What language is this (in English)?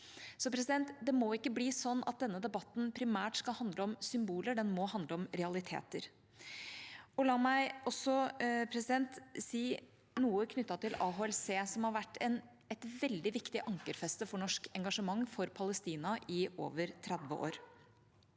Norwegian